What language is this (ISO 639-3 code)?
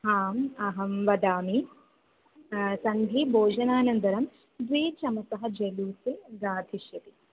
san